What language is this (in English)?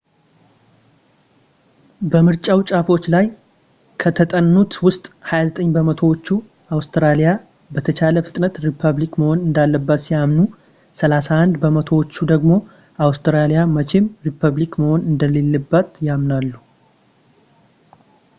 Amharic